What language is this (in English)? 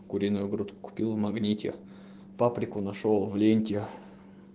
Russian